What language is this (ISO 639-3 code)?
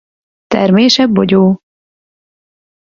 hun